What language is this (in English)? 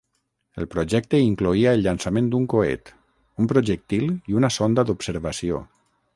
Catalan